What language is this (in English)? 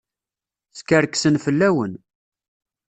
Kabyle